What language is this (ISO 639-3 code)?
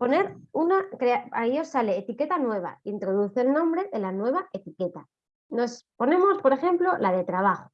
spa